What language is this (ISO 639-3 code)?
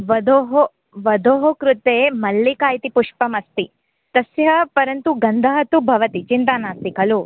san